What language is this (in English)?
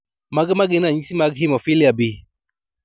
Luo (Kenya and Tanzania)